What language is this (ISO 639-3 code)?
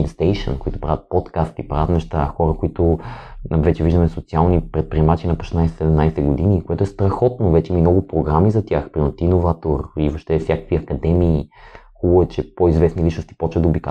bul